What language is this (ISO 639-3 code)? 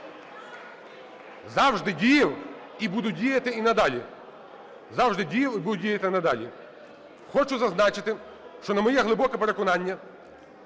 ukr